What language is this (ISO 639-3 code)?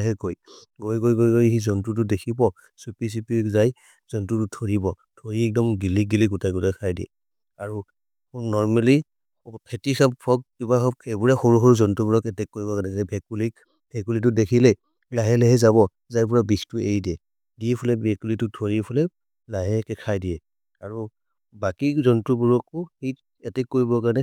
mrr